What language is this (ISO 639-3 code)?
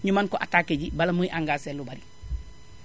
wol